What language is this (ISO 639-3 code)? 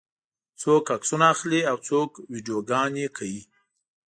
pus